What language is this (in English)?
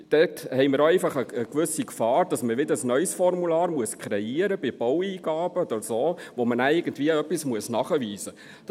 Swiss German